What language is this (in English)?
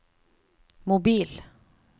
Norwegian